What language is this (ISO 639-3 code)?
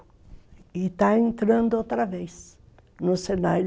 por